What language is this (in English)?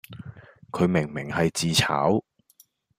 Cantonese